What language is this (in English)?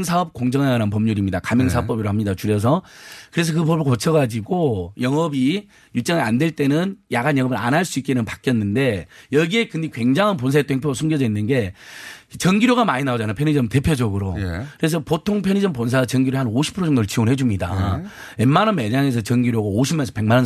Korean